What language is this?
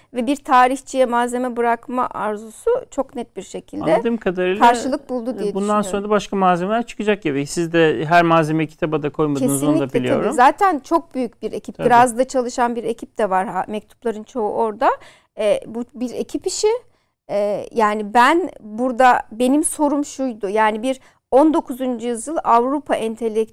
Turkish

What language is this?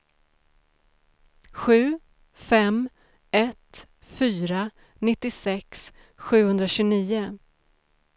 Swedish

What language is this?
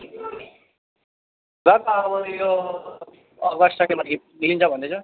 Nepali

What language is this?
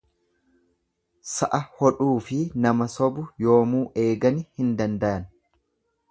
Oromo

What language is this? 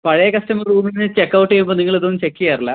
Malayalam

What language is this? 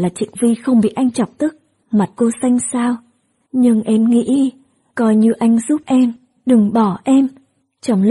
Vietnamese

